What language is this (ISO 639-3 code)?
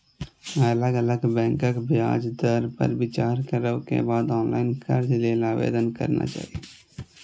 mai